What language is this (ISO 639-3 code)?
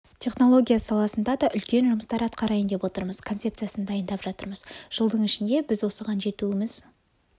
kaz